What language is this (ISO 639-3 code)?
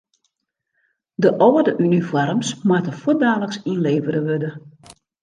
fry